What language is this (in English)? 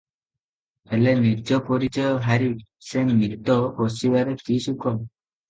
Odia